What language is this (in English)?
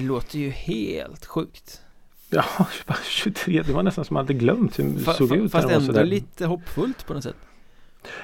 Swedish